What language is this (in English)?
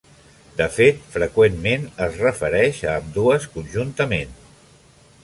Catalan